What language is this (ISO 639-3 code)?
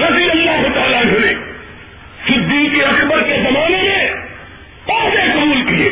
urd